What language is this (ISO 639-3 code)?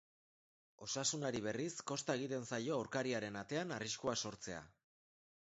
eus